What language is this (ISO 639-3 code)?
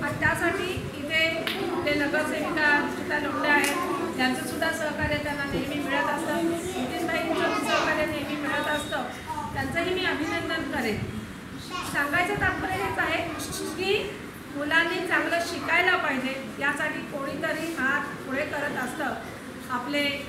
hin